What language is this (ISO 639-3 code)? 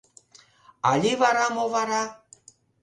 chm